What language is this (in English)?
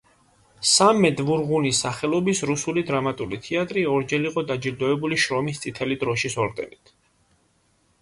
Georgian